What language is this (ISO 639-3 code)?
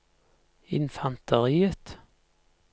nor